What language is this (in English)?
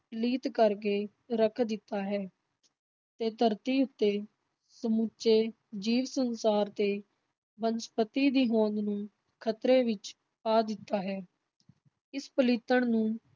Punjabi